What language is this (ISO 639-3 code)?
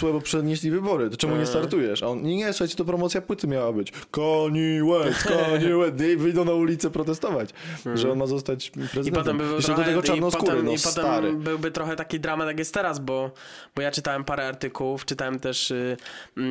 pol